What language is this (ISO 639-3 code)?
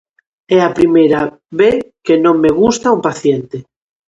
glg